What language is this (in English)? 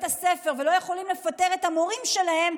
Hebrew